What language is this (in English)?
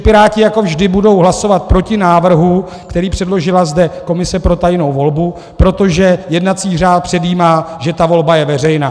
Czech